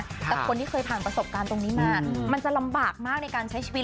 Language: Thai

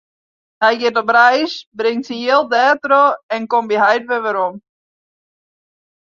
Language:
Western Frisian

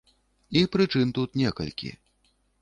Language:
Belarusian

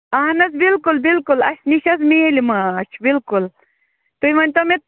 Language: Kashmiri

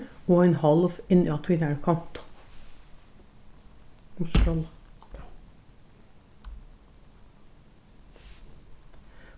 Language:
Faroese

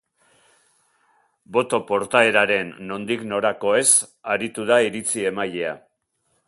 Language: Basque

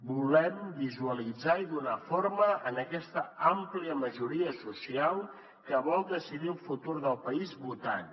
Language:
Catalan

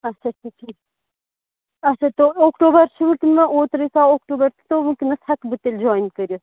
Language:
Kashmiri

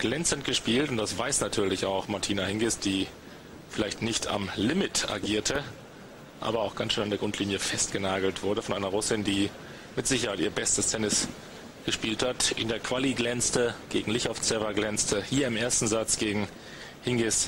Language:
German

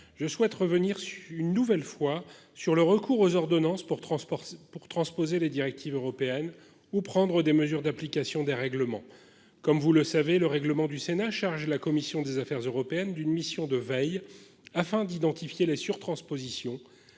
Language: French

